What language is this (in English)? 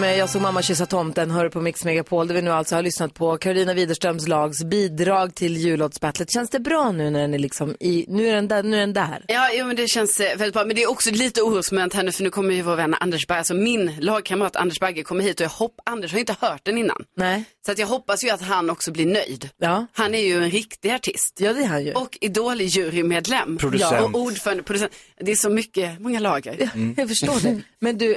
Swedish